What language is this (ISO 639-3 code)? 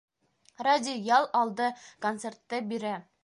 bak